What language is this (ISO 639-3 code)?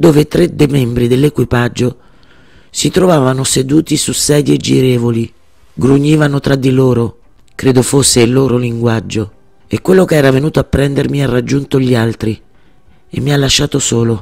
ita